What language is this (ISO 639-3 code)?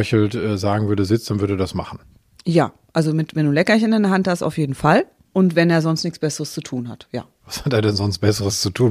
deu